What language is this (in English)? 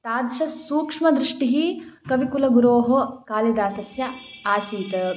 Sanskrit